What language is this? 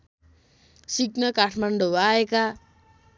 Nepali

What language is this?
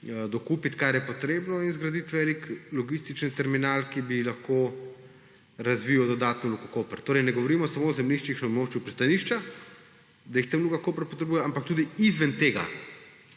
Slovenian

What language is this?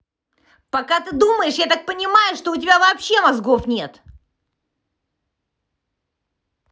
Russian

